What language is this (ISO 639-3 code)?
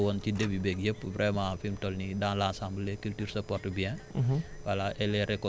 wol